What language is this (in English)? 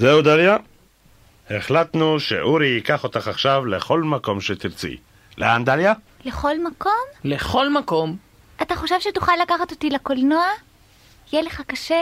Hebrew